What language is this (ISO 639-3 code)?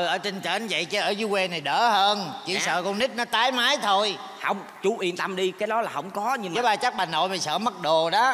vie